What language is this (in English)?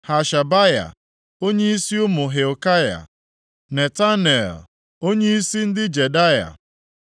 Igbo